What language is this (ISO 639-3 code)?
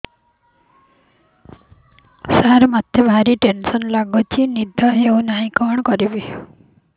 ori